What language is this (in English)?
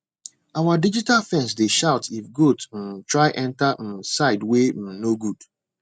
Nigerian Pidgin